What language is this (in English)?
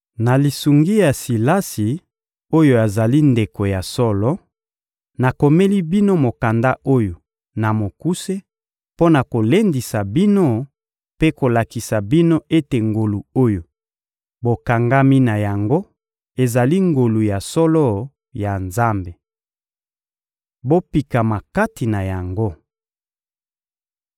Lingala